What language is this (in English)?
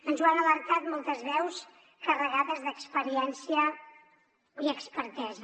Catalan